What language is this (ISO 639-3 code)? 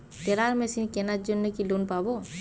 ben